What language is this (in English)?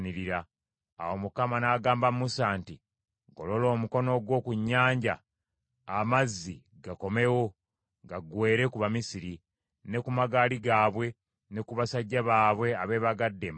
Ganda